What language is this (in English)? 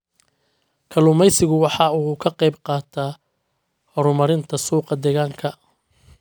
Somali